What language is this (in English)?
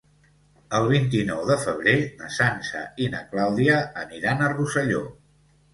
Catalan